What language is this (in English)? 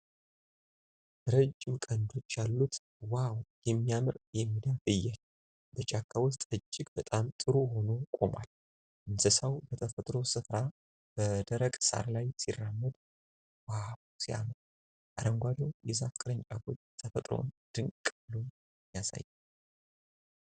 Amharic